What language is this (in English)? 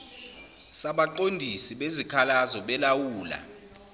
Zulu